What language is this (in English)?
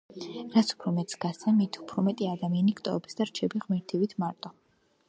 Georgian